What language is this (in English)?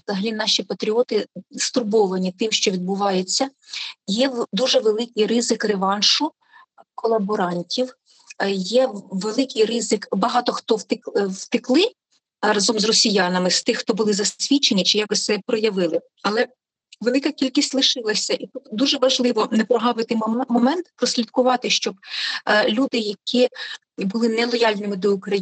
Ukrainian